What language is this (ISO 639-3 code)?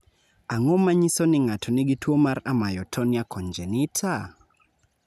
luo